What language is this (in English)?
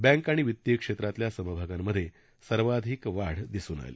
Marathi